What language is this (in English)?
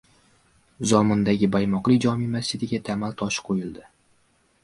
Uzbek